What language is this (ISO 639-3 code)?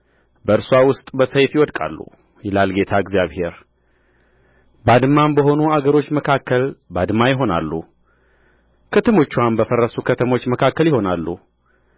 amh